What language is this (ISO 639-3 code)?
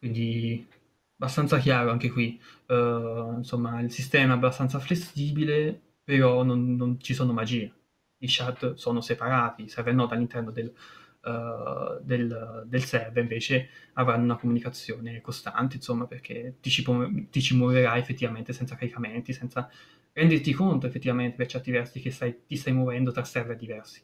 ita